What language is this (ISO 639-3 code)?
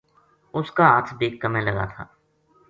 gju